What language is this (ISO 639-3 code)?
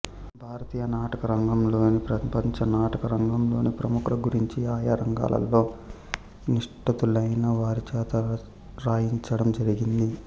tel